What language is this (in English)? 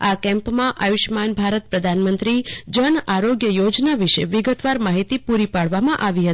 Gujarati